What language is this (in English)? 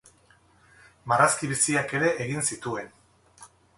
Basque